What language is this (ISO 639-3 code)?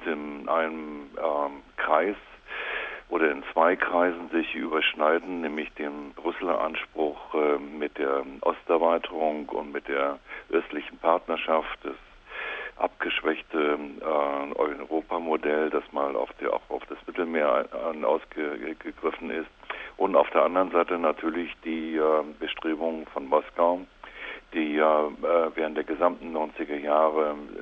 deu